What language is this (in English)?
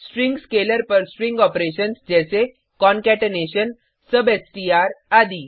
Hindi